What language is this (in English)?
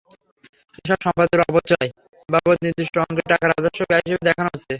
Bangla